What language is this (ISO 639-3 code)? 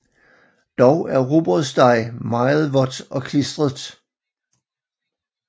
dan